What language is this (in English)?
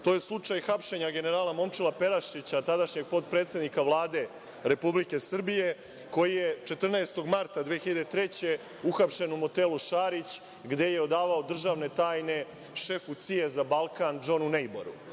Serbian